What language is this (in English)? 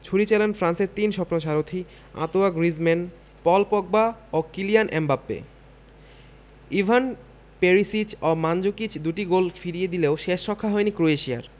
Bangla